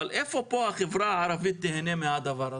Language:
Hebrew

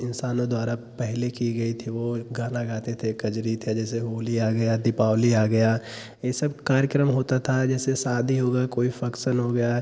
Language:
Hindi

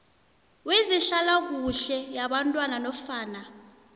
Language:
South Ndebele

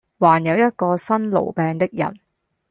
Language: Cantonese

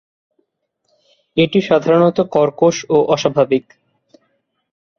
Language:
Bangla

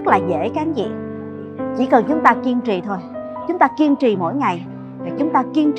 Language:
Vietnamese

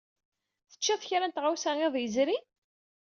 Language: Kabyle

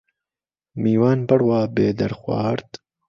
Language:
Central Kurdish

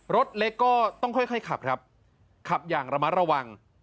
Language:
Thai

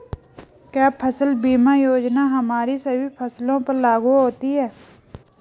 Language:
Hindi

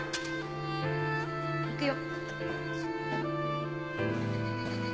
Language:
Japanese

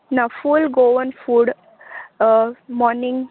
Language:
Konkani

